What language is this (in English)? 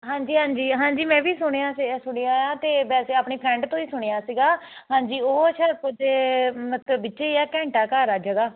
Punjabi